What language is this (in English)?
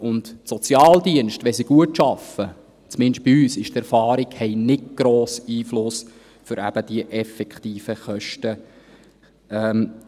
Swiss German